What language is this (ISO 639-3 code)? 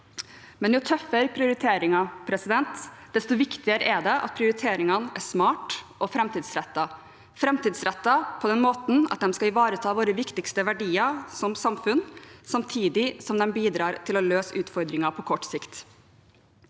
nor